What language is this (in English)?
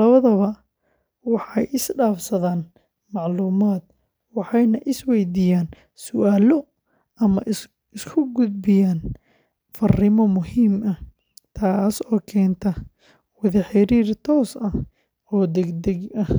Somali